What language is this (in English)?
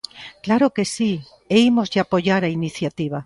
Galician